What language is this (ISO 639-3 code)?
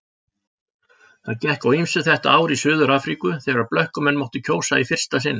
isl